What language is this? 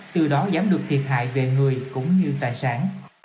Vietnamese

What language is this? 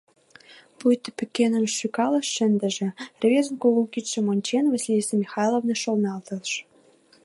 Mari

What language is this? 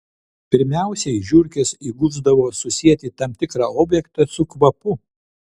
Lithuanian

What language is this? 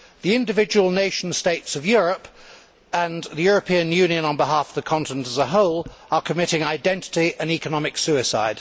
English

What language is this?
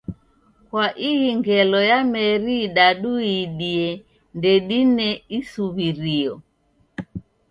Taita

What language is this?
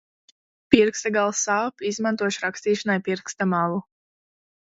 Latvian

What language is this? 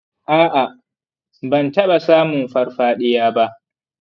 Hausa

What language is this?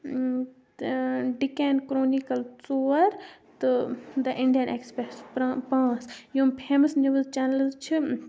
Kashmiri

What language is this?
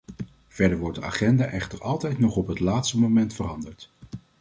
Dutch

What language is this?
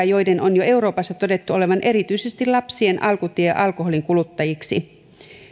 Finnish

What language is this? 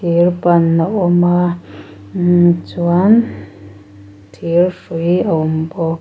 Mizo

